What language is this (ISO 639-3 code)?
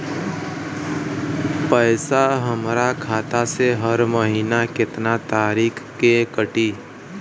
bho